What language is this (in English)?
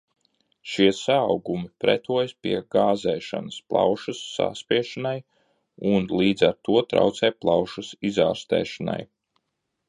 Latvian